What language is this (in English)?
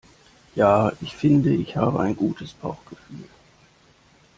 German